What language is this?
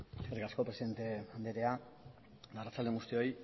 Basque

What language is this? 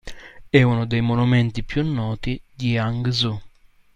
Italian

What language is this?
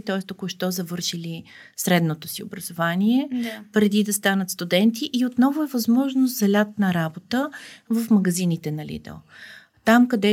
Bulgarian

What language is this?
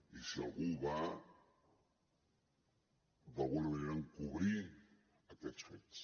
Catalan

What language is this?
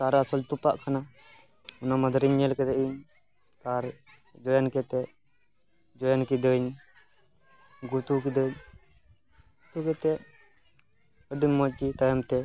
Santali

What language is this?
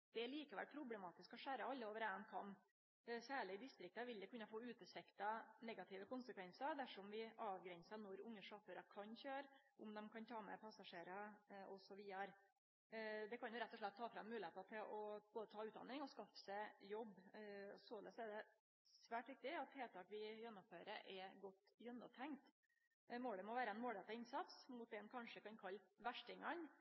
Norwegian Nynorsk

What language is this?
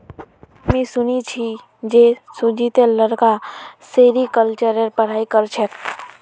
Magahi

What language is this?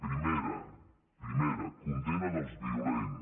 Catalan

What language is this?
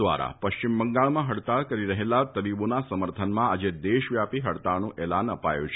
Gujarati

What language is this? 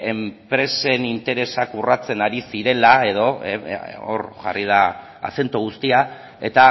Basque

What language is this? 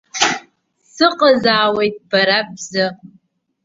Abkhazian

